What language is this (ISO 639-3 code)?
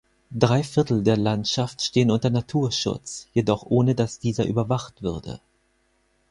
deu